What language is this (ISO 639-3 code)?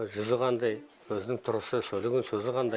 kaz